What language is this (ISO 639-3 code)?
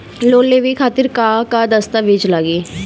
bho